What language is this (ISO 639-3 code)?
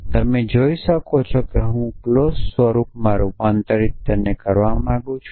guj